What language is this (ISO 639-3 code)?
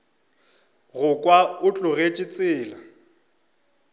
nso